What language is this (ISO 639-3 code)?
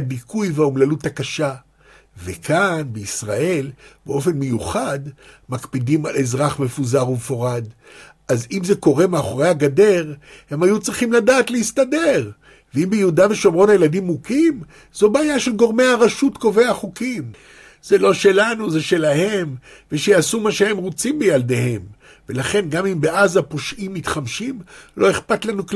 heb